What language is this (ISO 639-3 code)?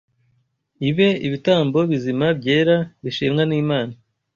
kin